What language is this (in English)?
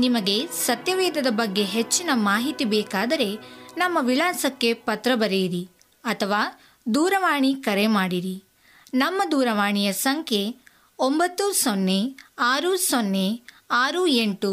Kannada